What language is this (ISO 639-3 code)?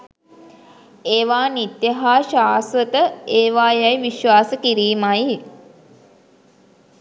sin